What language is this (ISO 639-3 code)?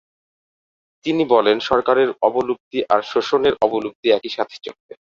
ben